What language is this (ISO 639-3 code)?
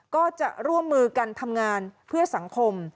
tha